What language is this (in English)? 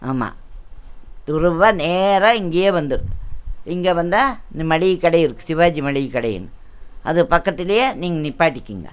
Tamil